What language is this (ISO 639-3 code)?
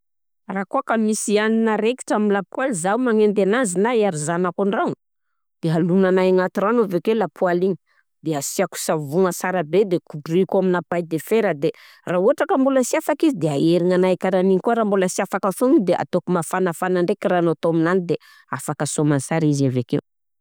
bzc